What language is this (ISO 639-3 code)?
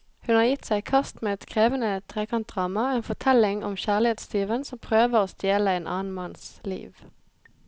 nor